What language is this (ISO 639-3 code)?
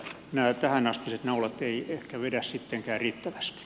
fin